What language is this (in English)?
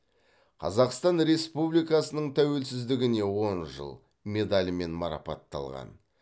Kazakh